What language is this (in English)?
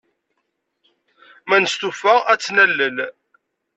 Kabyle